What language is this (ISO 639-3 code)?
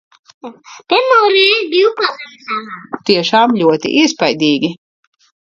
lav